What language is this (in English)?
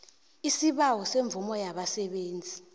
South Ndebele